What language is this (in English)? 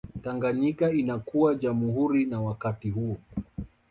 Swahili